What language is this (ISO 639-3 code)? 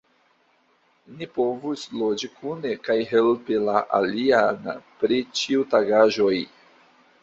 epo